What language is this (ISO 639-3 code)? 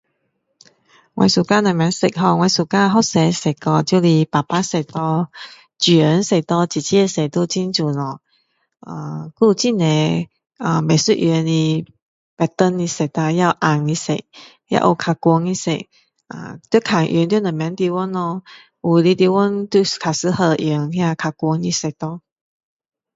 cdo